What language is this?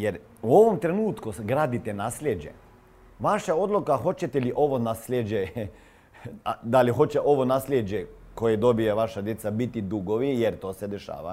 Croatian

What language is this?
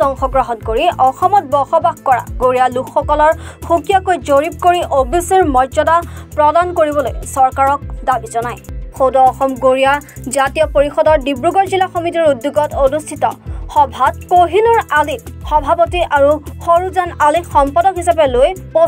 Bangla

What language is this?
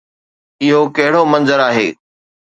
Sindhi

